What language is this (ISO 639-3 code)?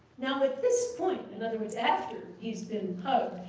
eng